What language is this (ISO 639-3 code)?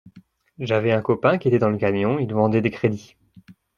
fra